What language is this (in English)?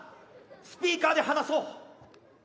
Japanese